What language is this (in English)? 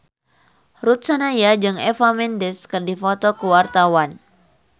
Sundanese